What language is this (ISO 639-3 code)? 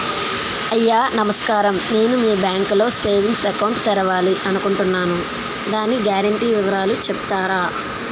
tel